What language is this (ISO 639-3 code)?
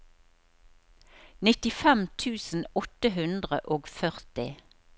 nor